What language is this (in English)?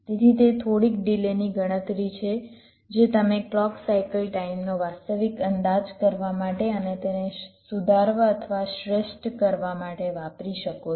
Gujarati